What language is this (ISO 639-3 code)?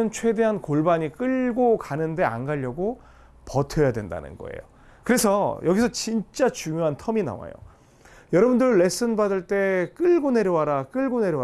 kor